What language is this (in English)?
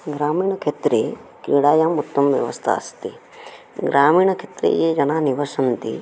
Sanskrit